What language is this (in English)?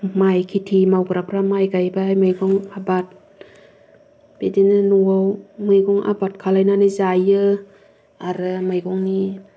Bodo